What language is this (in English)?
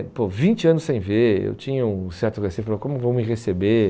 Portuguese